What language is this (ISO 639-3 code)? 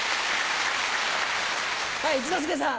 jpn